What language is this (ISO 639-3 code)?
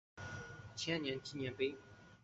zho